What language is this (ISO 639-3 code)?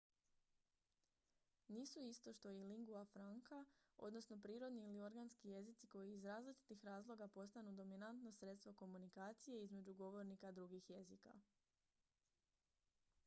hrv